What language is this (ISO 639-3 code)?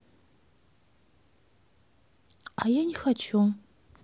rus